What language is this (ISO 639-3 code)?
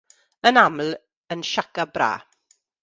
cym